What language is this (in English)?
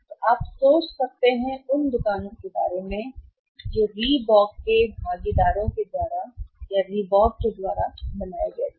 Hindi